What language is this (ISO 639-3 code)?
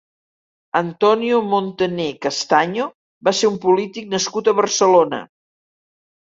cat